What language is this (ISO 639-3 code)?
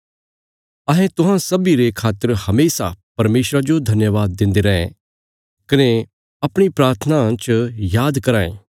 kfs